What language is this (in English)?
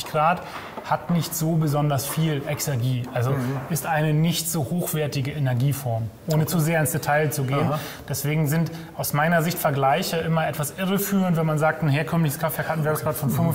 German